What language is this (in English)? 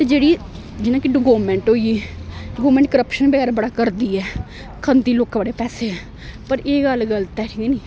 Dogri